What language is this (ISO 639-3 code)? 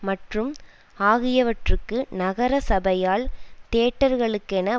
tam